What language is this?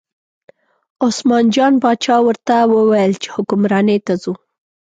Pashto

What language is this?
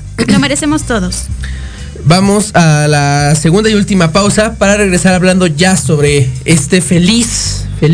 Spanish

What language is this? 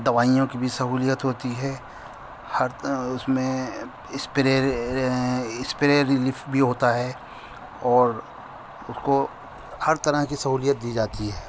Urdu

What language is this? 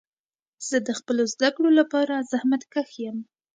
Pashto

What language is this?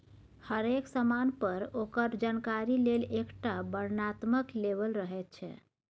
Maithili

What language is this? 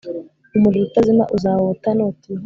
Kinyarwanda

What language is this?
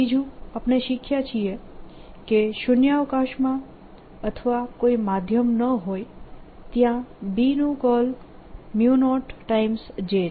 Gujarati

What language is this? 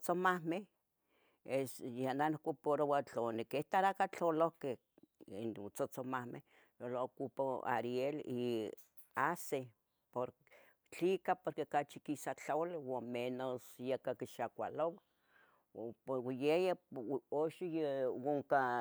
Tetelcingo Nahuatl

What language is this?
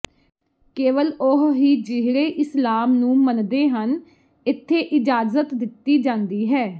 Punjabi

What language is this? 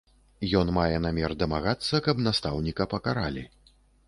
Belarusian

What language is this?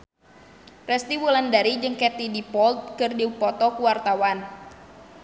Sundanese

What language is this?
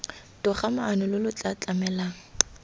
Tswana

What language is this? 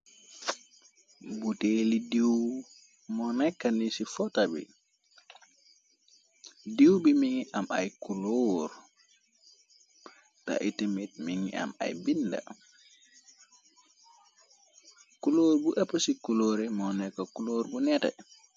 Wolof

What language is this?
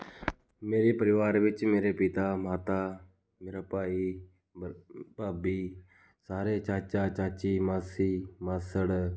Punjabi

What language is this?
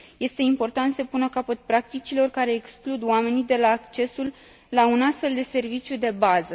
Romanian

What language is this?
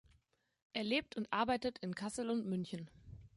German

